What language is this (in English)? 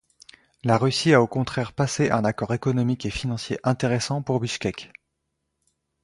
French